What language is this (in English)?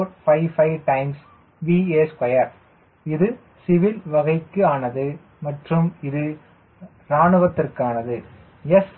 Tamil